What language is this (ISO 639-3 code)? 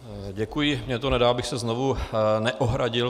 ces